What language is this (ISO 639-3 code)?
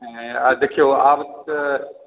mai